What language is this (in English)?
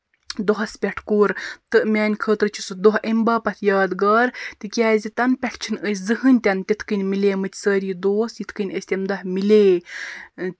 Kashmiri